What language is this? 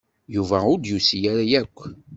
Kabyle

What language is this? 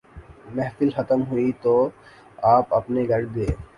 Urdu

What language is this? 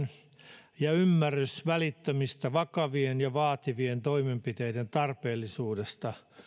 Finnish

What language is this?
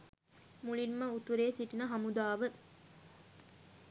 Sinhala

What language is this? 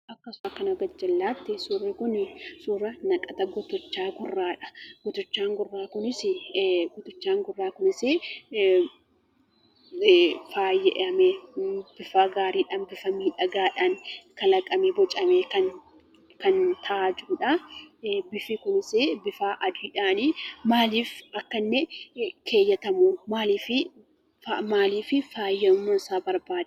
Oromo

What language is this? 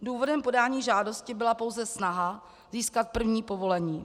Czech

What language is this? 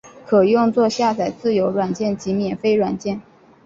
Chinese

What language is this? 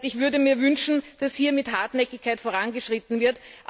German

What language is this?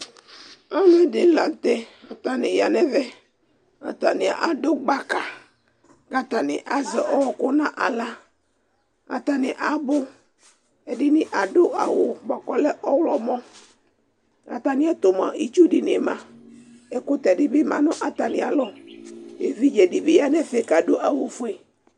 Ikposo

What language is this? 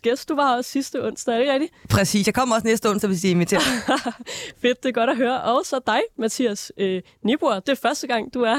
Danish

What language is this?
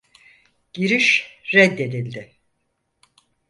Turkish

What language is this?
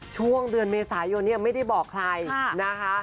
Thai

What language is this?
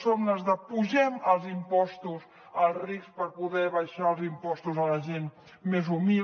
Catalan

